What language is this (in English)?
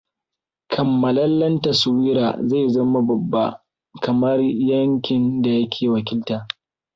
Hausa